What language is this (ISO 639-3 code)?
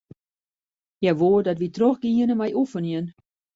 fry